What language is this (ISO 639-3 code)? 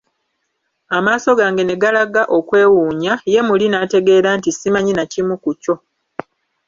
lug